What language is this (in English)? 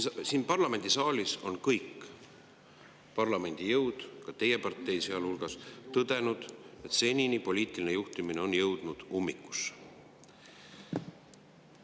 Estonian